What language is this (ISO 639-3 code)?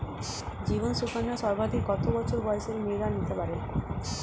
ben